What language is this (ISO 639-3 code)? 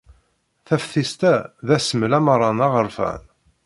kab